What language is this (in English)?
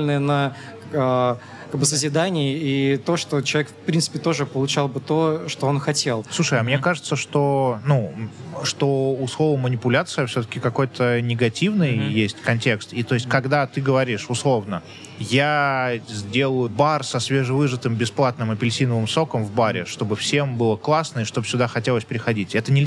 Russian